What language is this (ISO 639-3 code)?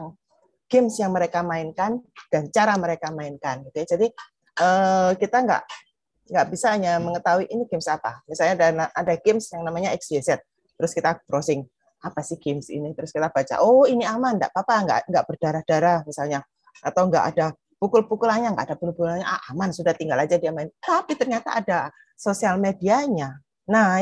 ind